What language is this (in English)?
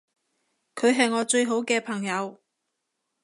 Cantonese